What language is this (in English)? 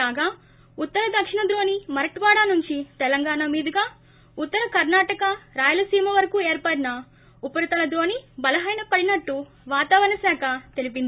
Telugu